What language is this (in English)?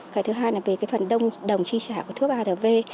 Vietnamese